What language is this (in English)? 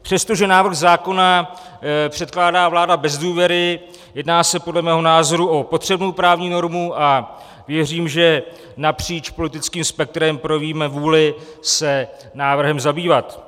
Czech